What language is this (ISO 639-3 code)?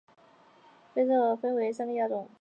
zho